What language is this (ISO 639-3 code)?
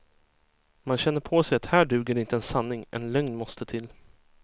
swe